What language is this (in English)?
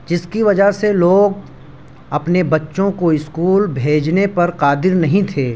Urdu